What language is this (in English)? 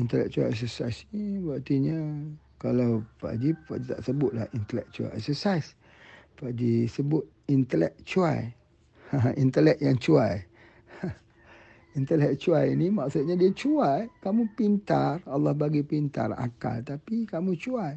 Malay